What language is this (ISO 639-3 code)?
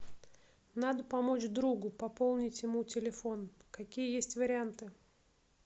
rus